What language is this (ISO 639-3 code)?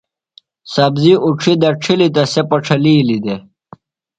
phl